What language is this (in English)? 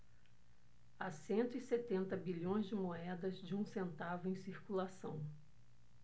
Portuguese